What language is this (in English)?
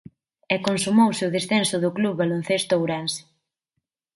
Galician